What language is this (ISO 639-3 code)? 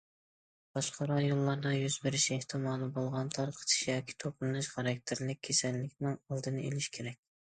uig